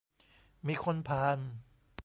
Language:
Thai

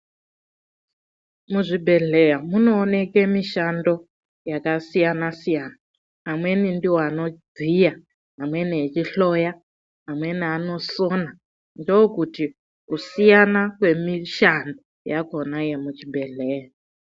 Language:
Ndau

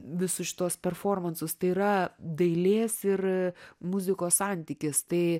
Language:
Lithuanian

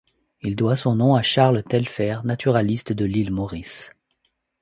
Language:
French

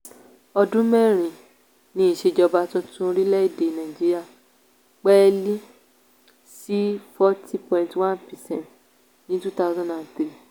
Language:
Yoruba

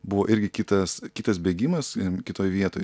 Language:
Lithuanian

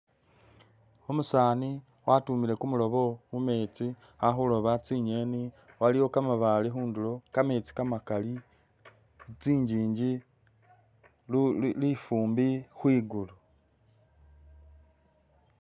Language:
Masaaba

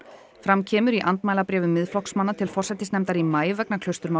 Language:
Icelandic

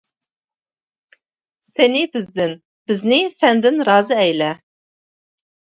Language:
Uyghur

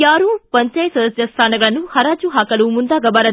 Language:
Kannada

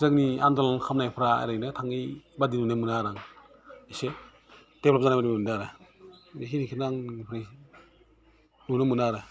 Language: Bodo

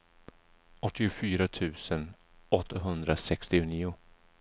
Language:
Swedish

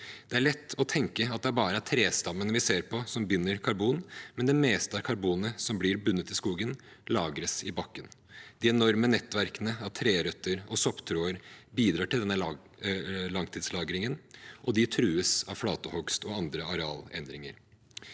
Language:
Norwegian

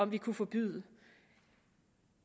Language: Danish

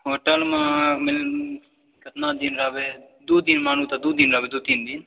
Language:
Maithili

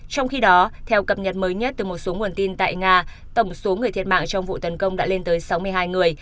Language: Vietnamese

